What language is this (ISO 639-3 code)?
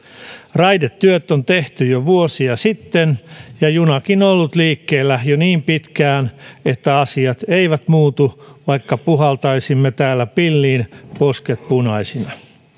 fin